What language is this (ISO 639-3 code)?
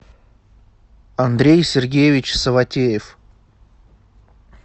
rus